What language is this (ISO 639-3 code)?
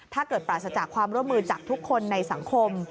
tha